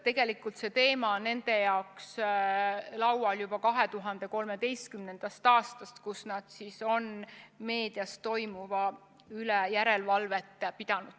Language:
Estonian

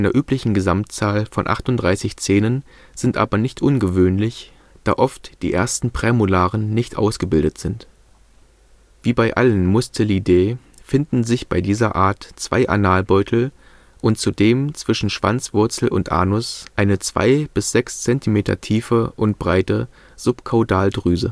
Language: German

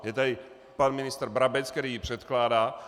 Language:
Czech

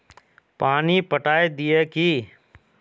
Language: Magahi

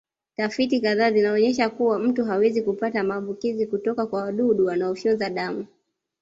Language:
Swahili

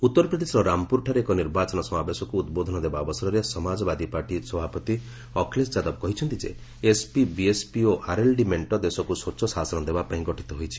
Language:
Odia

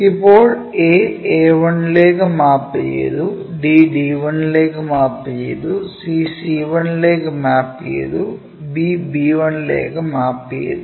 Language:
Malayalam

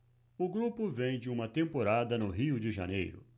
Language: Portuguese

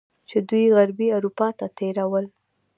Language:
Pashto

